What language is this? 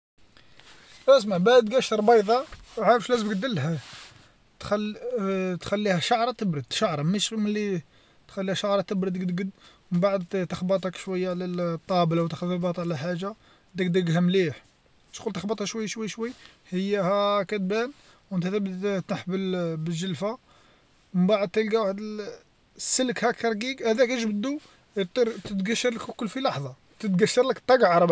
Algerian Arabic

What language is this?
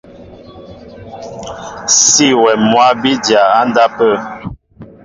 Mbo (Cameroon)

